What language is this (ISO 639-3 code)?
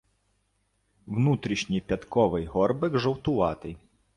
ukr